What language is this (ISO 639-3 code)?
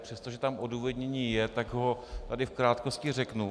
ces